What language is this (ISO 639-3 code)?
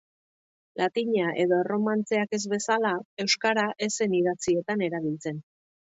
eus